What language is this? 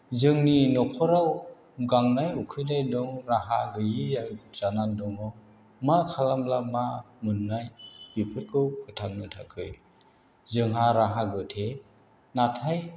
Bodo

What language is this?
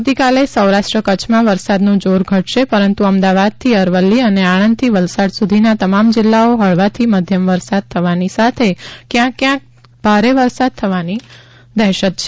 Gujarati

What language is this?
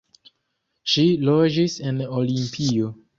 Esperanto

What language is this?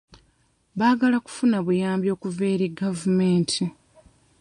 Ganda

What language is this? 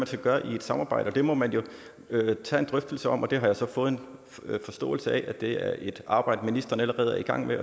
Danish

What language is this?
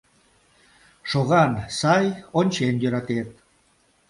Mari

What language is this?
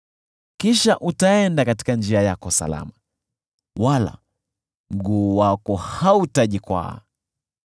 Swahili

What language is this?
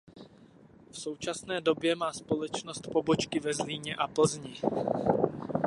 Czech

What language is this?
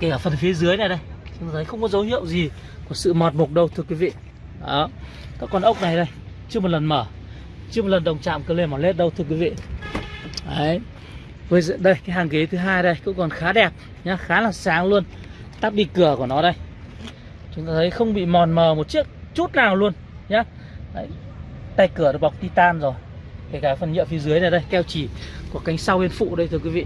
Vietnamese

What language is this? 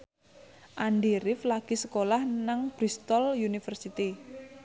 Javanese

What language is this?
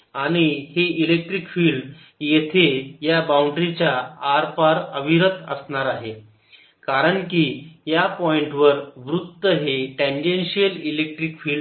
Marathi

